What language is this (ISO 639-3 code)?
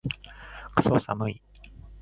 jpn